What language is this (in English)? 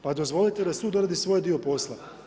Croatian